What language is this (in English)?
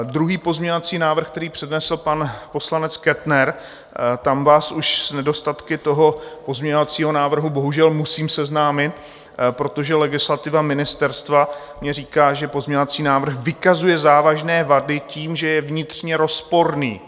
Czech